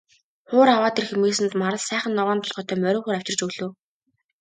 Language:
Mongolian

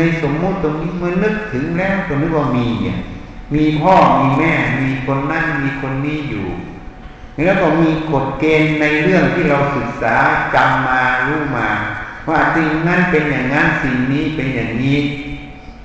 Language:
Thai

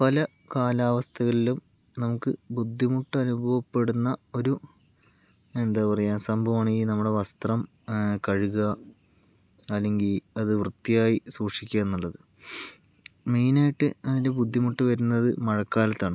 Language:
Malayalam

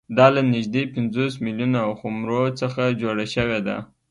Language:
Pashto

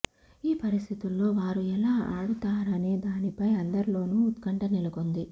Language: Telugu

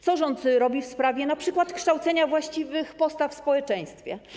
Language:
Polish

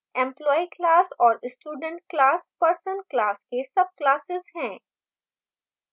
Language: Hindi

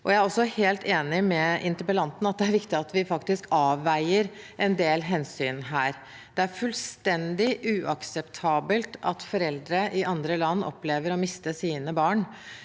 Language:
Norwegian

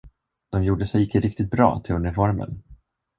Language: Swedish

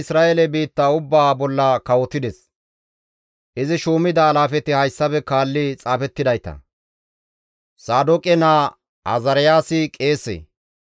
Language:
Gamo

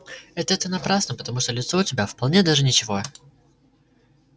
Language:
Russian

